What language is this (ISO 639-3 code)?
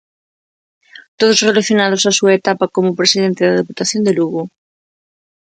glg